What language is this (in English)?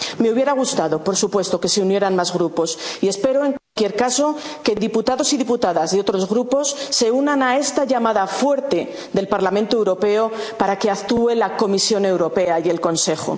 Spanish